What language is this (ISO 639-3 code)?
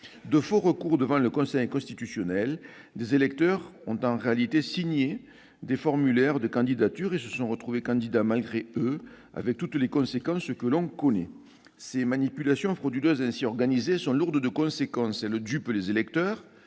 fra